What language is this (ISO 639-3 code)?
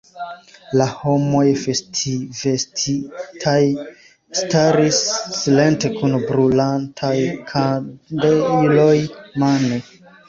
epo